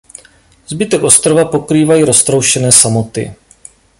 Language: Czech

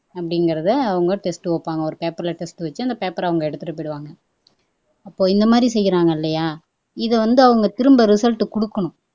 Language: Tamil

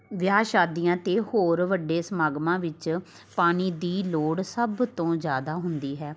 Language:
Punjabi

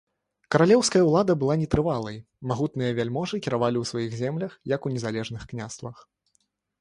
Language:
Belarusian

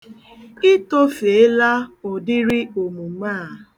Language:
Igbo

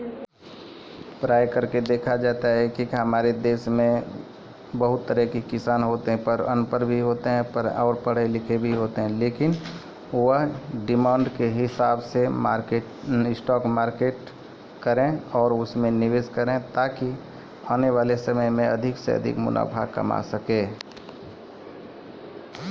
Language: Maithili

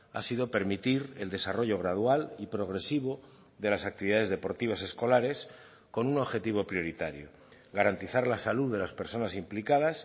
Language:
Spanish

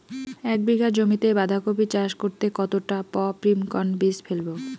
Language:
Bangla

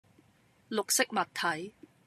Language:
Cantonese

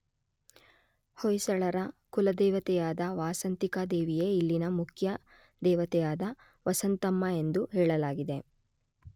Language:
Kannada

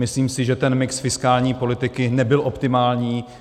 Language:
Czech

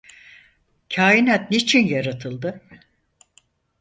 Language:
Turkish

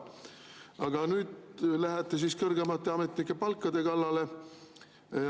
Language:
Estonian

